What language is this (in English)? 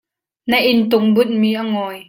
Hakha Chin